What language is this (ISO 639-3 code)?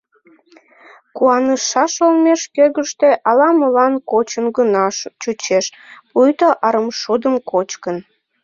chm